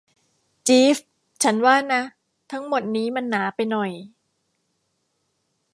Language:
Thai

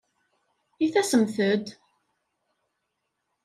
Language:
Kabyle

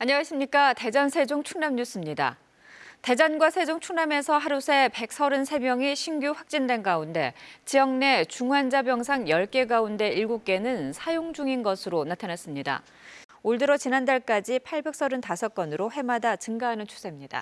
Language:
Korean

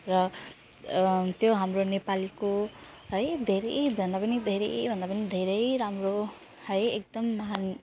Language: Nepali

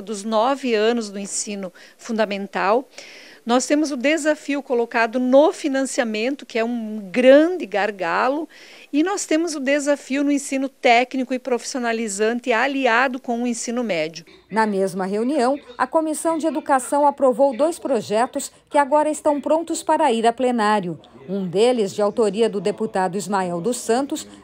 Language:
Portuguese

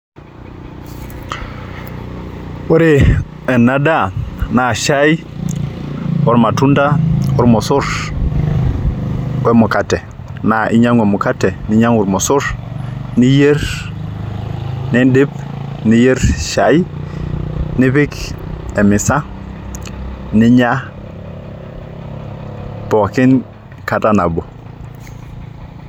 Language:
Masai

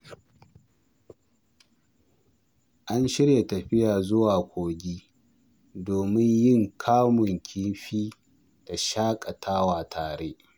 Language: Hausa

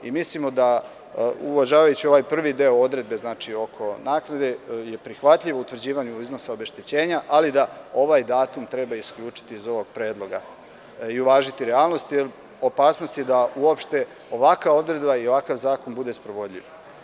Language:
Serbian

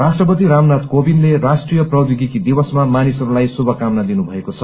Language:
Nepali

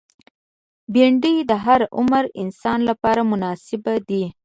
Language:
Pashto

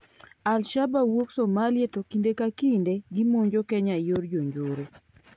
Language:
Luo (Kenya and Tanzania)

